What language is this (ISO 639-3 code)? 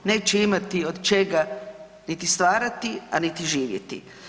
hrv